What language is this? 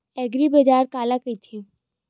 Chhattisgarhi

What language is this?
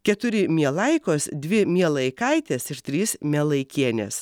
Lithuanian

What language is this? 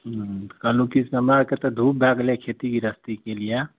Maithili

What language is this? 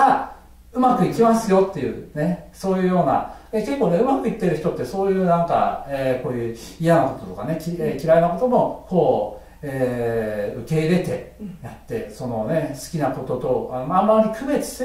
Japanese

